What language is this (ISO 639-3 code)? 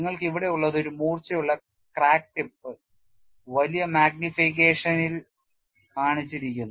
mal